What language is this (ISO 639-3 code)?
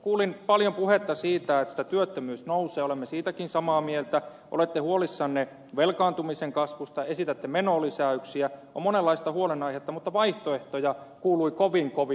fin